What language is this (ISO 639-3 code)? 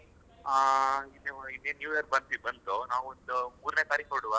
kan